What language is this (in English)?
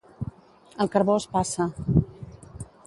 Catalan